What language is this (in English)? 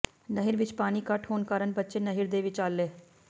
Punjabi